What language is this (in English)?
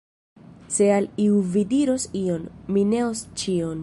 Esperanto